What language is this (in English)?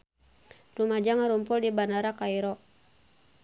Sundanese